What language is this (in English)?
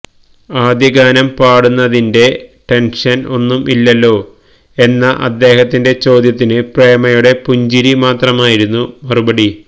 Malayalam